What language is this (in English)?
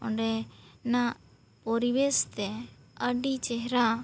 Santali